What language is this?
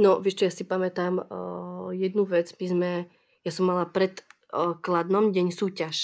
Czech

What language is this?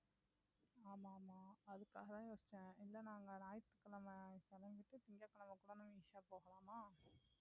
Tamil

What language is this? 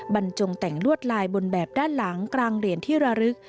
Thai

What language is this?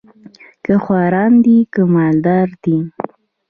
Pashto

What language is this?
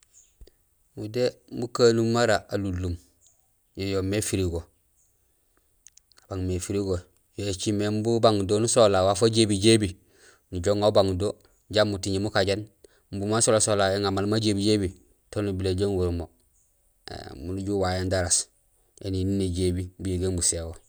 Gusilay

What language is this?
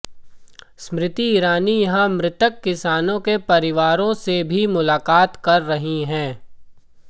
Hindi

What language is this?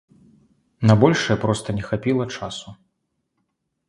Belarusian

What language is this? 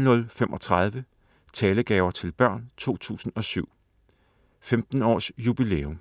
Danish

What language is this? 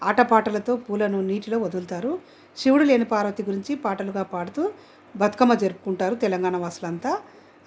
Telugu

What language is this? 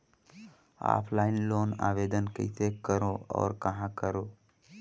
Chhattisgarhi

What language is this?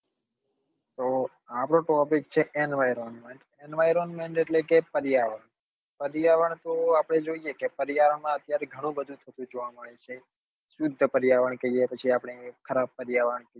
Gujarati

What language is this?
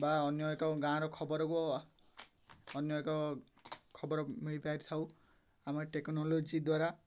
Odia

